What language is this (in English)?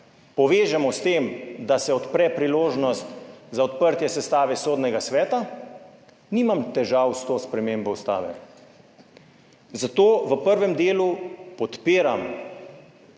Slovenian